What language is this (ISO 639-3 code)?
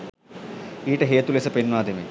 sin